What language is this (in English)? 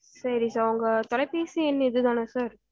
Tamil